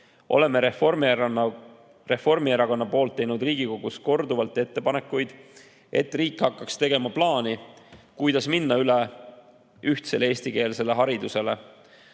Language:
Estonian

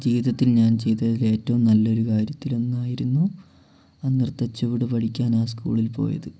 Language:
Malayalam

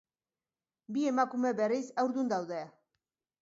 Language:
Basque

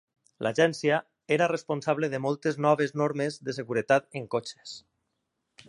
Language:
Catalan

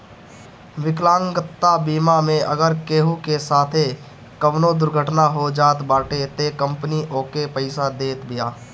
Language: Bhojpuri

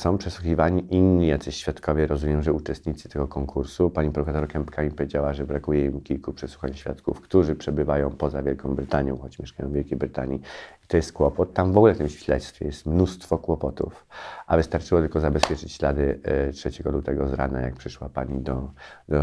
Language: Polish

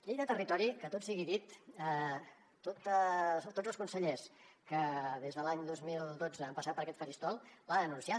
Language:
Catalan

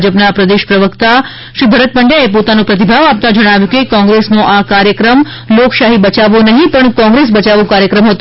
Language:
Gujarati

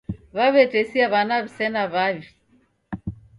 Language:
Taita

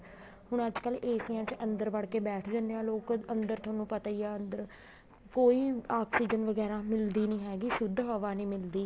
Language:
Punjabi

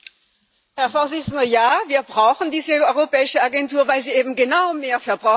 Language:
German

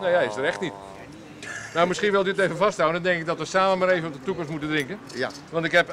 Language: Dutch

